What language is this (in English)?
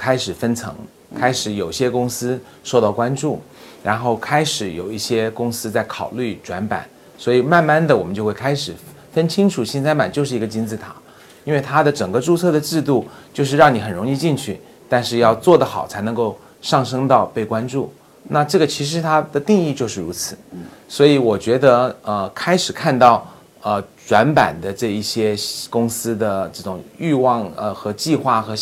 Chinese